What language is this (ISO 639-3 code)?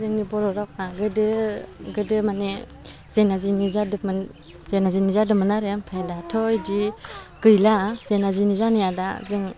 brx